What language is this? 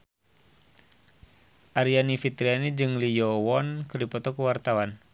Sundanese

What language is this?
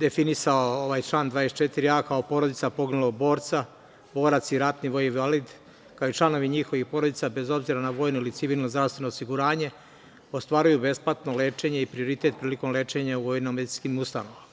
Serbian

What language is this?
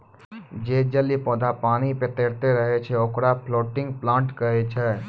Maithili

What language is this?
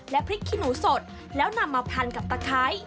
Thai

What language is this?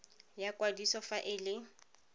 Tswana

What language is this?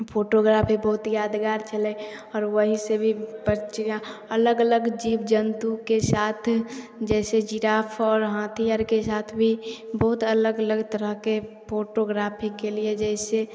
Maithili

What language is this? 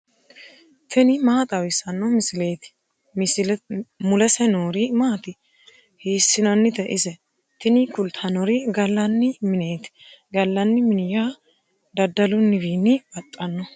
Sidamo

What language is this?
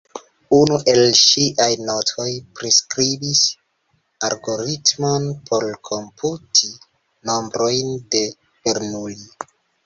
Esperanto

